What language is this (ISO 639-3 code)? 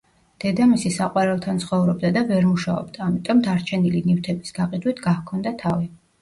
kat